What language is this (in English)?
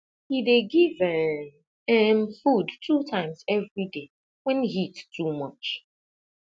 Nigerian Pidgin